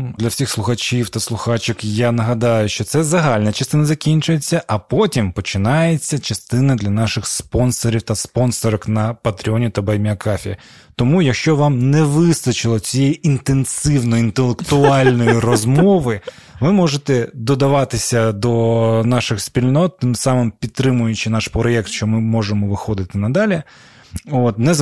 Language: Ukrainian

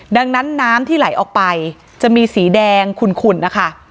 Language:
Thai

